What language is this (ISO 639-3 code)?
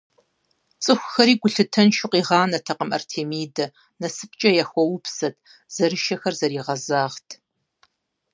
kbd